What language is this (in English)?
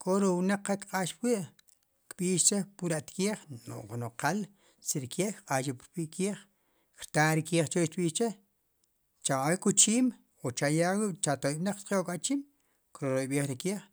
Sipacapense